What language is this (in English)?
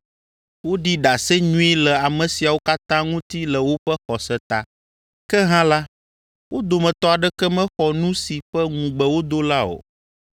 Ewe